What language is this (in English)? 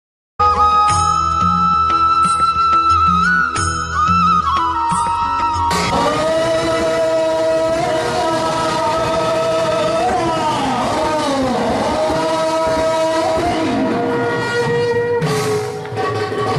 Korean